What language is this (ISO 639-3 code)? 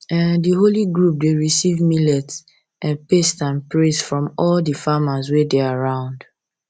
pcm